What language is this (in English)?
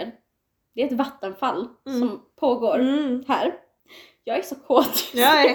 Swedish